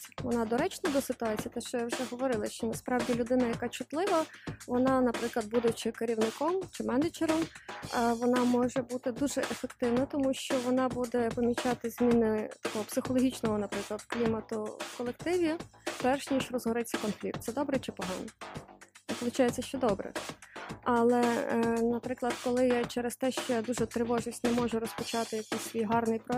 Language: Ukrainian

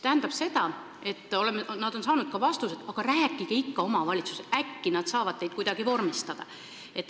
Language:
Estonian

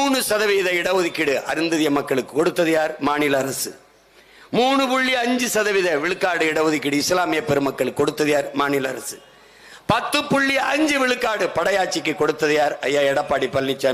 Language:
Tamil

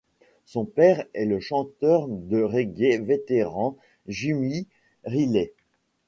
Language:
French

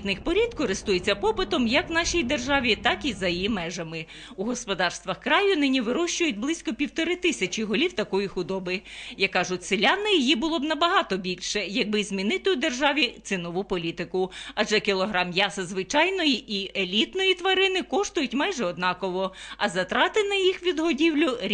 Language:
Ukrainian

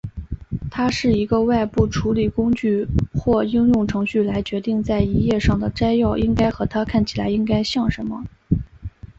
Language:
Chinese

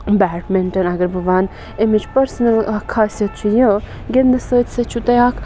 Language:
Kashmiri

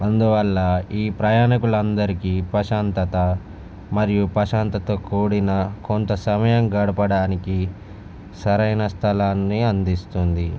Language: Telugu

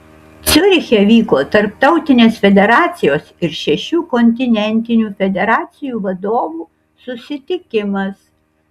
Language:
Lithuanian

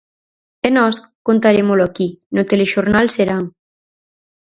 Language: Galician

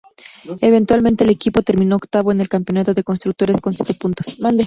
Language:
Spanish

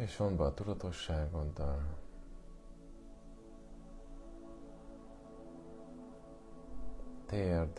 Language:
Hungarian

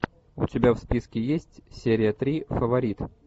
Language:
Russian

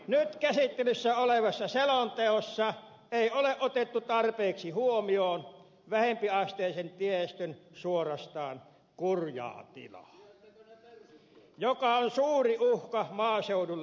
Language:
Finnish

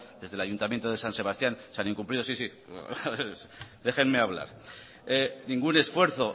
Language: Spanish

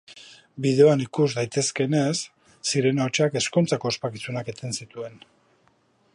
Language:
Basque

